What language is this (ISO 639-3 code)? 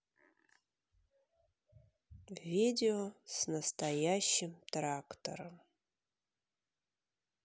rus